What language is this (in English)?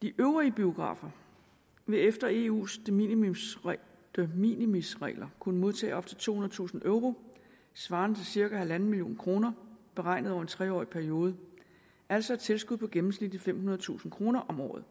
Danish